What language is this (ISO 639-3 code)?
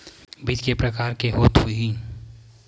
hne